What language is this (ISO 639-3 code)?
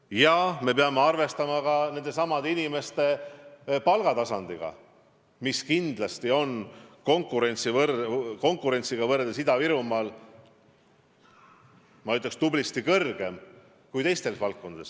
est